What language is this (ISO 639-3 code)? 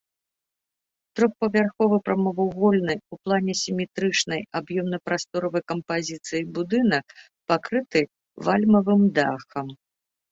bel